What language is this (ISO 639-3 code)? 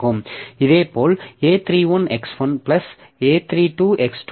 tam